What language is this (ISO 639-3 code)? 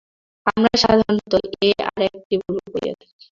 ben